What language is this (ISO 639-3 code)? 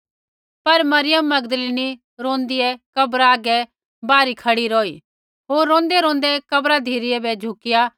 kfx